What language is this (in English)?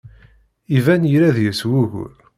Kabyle